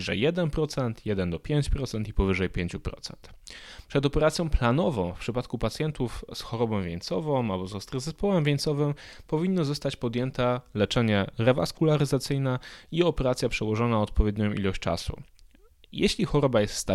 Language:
Polish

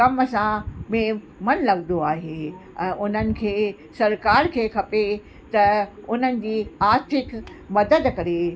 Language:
Sindhi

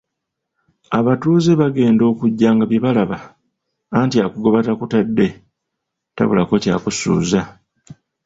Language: Ganda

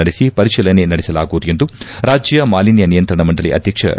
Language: Kannada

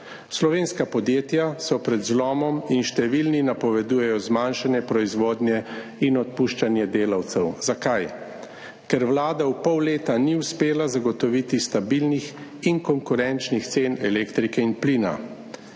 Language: Slovenian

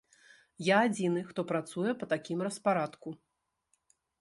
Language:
Belarusian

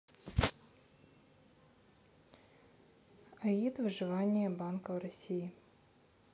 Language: Russian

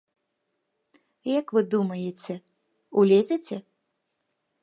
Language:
Belarusian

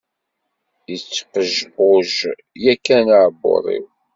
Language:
Kabyle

